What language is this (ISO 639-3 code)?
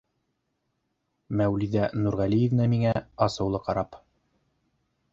bak